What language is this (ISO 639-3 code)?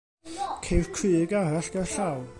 cym